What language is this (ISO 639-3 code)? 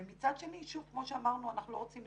heb